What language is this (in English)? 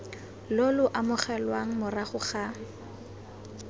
Tswana